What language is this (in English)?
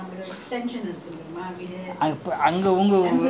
English